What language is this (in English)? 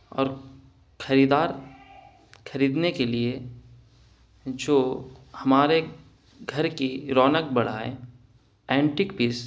Urdu